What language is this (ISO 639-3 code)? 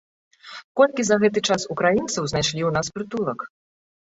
bel